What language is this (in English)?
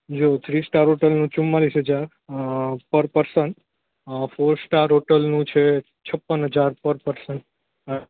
Gujarati